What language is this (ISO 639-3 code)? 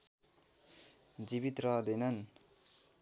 nep